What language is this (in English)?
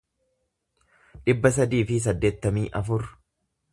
Oromo